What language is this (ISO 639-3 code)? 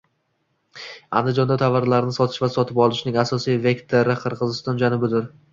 uzb